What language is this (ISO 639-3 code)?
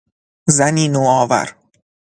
fas